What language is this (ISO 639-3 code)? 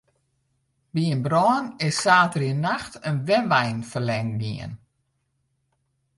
fry